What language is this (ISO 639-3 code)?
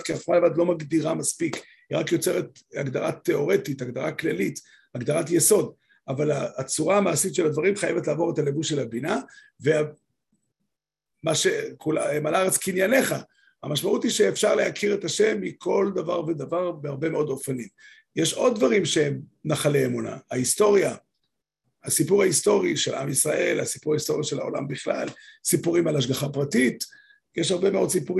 heb